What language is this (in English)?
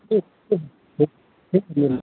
Hindi